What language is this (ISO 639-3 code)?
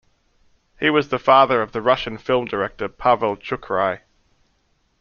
eng